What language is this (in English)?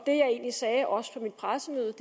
Danish